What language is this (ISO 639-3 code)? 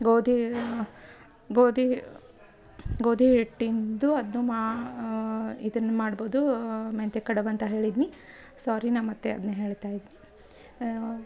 kan